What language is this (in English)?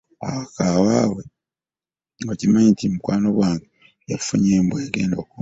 Ganda